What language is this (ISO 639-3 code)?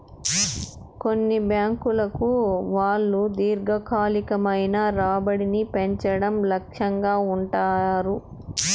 tel